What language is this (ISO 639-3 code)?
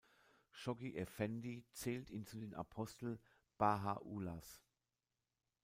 deu